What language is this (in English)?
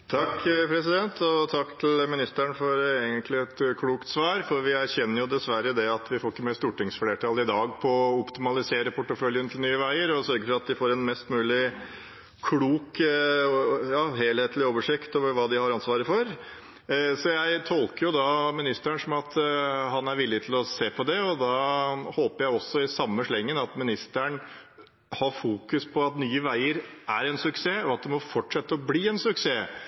Norwegian